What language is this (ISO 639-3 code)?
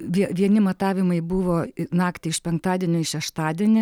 lit